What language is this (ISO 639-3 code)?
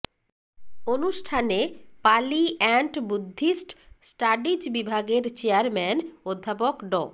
ben